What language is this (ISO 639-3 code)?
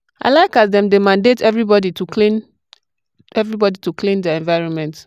pcm